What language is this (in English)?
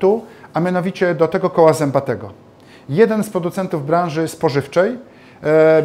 Polish